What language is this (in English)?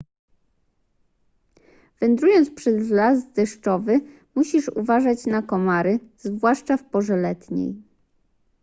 Polish